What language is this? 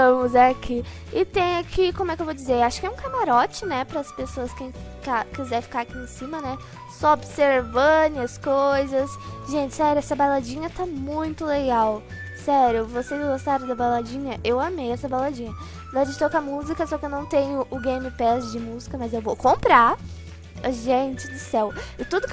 Portuguese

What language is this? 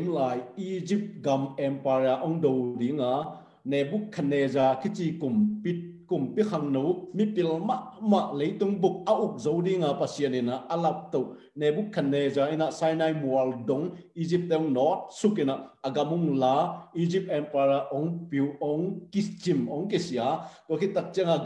Thai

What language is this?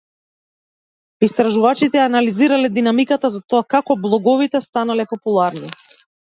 Macedonian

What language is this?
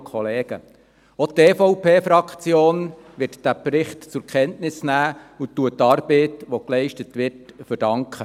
Swiss German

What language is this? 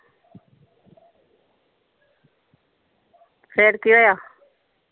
Punjabi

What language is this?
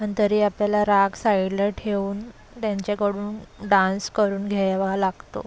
Marathi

